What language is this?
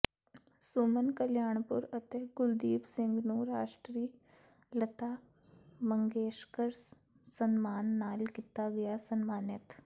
Punjabi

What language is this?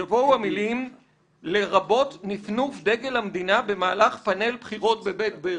Hebrew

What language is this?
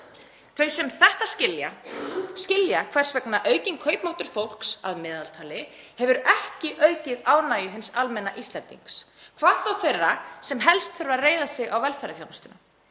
Icelandic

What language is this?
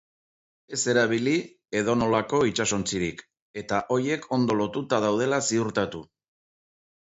Basque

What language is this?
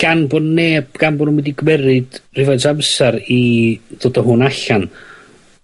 Welsh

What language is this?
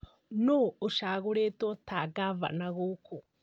Kikuyu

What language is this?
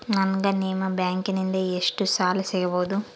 Kannada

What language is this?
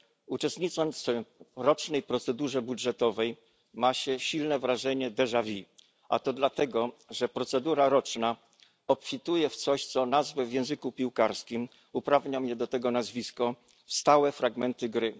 Polish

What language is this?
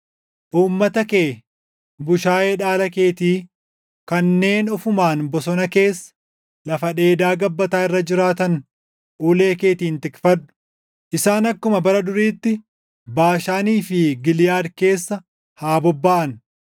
Oromo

